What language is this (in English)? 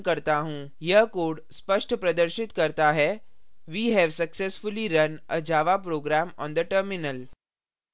Hindi